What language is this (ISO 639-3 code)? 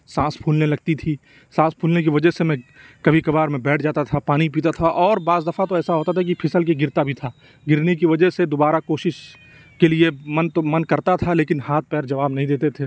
urd